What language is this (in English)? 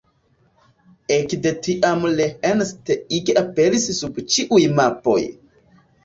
Esperanto